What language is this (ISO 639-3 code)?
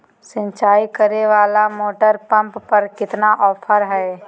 mag